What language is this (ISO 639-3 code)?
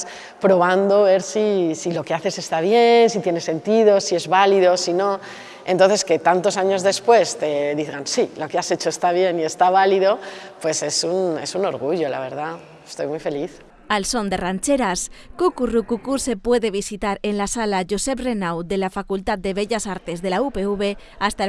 spa